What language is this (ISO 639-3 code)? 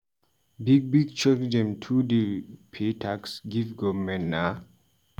pcm